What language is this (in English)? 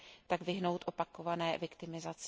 Czech